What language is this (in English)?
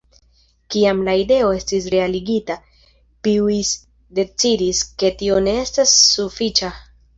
Esperanto